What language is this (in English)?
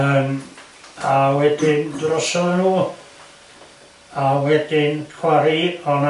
Welsh